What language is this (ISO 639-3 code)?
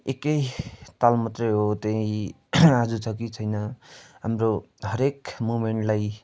nep